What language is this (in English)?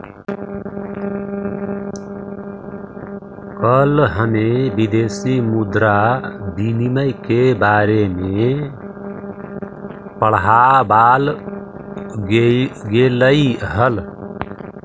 Magahi